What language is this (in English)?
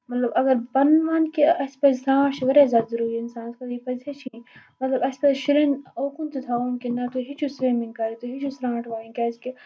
Kashmiri